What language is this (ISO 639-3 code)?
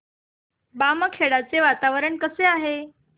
mar